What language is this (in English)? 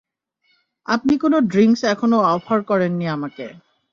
Bangla